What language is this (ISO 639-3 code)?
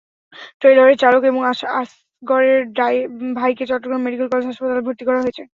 ben